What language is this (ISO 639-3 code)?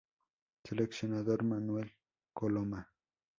spa